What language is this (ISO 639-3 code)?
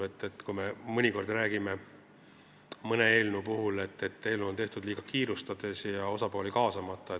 est